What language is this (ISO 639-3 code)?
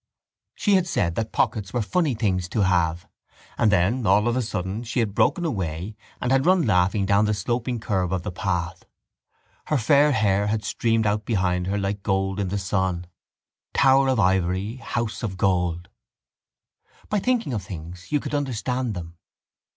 eng